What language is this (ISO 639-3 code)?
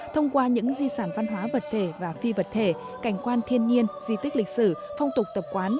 vie